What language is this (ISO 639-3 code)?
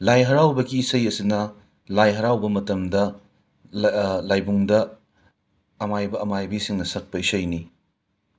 mni